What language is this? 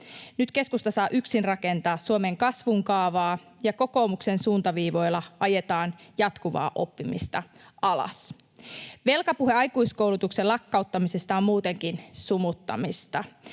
Finnish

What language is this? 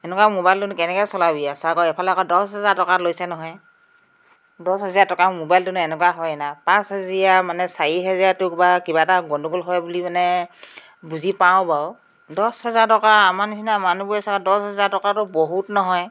Assamese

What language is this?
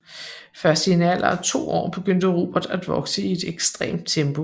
Danish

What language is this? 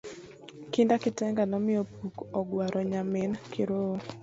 Luo (Kenya and Tanzania)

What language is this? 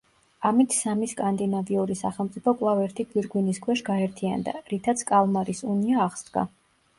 Georgian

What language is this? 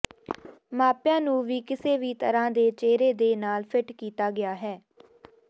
Punjabi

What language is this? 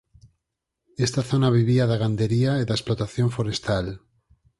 Galician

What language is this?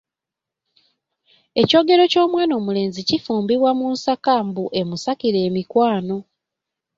Ganda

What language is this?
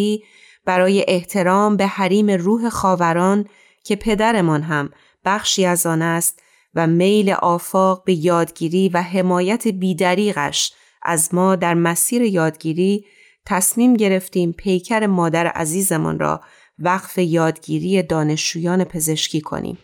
Persian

